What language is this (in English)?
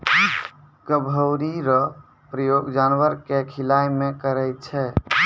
Maithili